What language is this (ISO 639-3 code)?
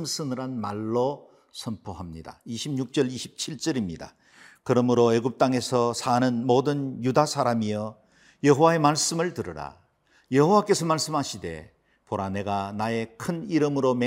kor